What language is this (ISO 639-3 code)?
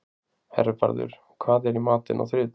isl